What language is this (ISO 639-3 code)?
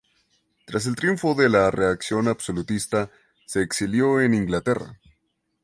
spa